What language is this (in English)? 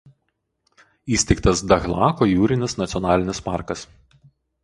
Lithuanian